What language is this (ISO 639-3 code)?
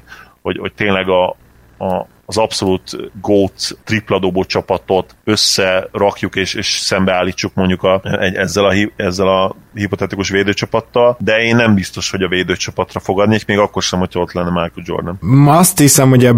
hun